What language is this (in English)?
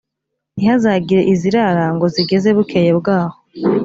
Kinyarwanda